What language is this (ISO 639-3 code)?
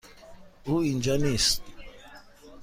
fas